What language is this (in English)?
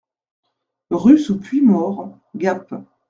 French